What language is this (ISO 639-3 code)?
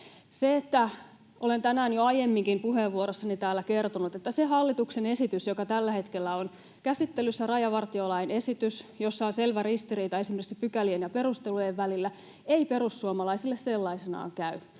fin